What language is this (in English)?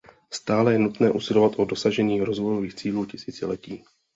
Czech